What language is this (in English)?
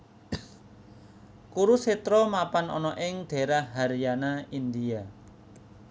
Javanese